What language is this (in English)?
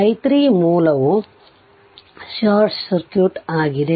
Kannada